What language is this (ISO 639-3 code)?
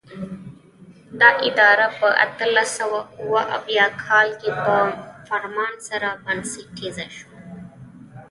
pus